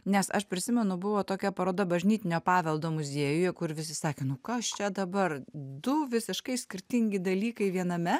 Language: Lithuanian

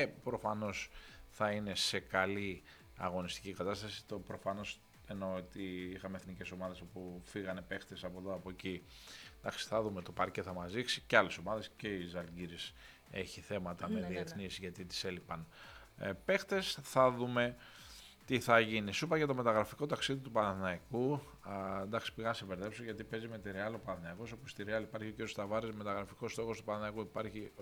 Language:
Greek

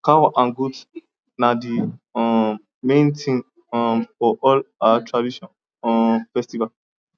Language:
Nigerian Pidgin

